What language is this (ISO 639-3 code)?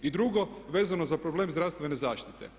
hrv